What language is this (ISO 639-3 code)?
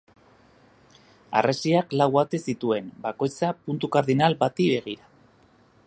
eus